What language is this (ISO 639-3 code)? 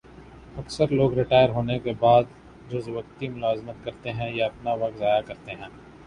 urd